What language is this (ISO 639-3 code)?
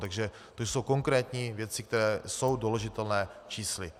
ces